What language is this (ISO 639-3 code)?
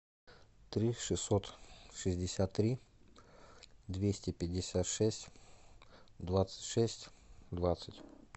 rus